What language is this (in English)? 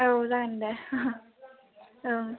Bodo